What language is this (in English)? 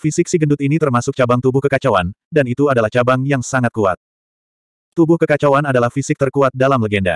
Indonesian